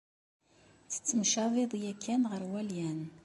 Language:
Kabyle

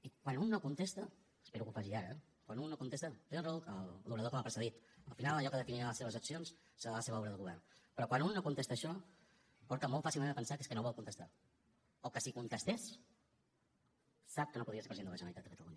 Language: Catalan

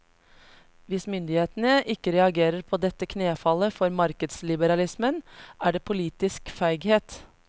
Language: Norwegian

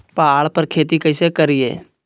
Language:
Magahi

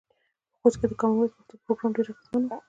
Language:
Pashto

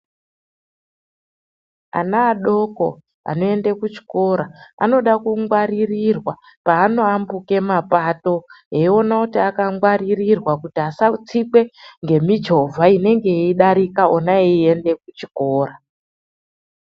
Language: Ndau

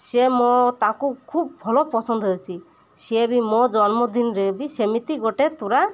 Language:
Odia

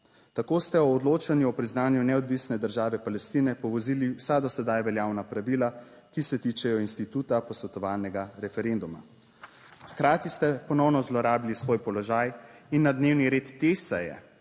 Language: Slovenian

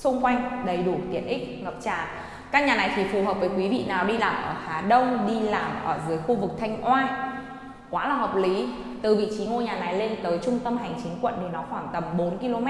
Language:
Vietnamese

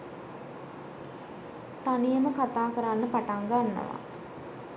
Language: Sinhala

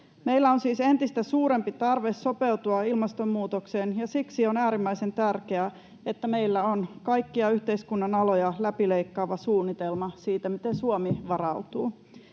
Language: Finnish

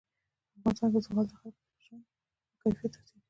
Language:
Pashto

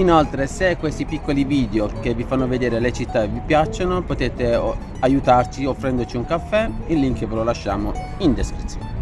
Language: Italian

